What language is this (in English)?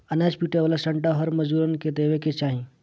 Bhojpuri